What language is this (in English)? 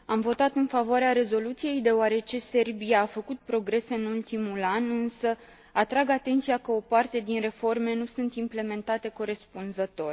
Romanian